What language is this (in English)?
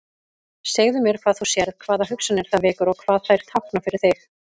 Icelandic